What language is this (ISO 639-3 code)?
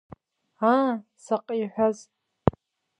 abk